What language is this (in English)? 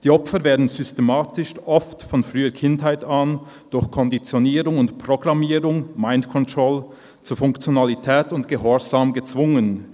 Swiss German